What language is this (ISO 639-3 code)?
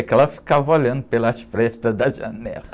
por